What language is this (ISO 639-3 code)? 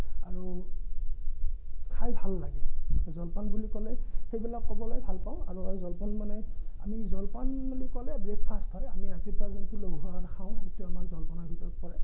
asm